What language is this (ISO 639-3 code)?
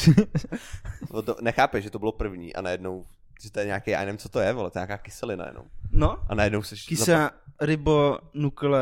ces